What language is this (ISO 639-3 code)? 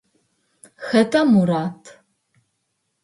ady